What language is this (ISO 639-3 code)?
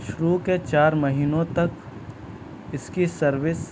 urd